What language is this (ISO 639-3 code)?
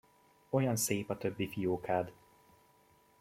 hun